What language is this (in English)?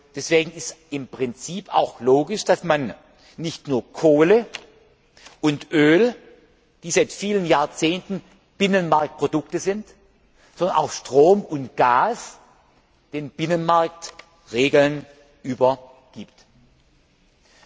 German